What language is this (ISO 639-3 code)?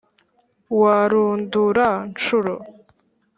kin